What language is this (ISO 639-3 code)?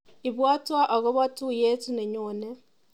kln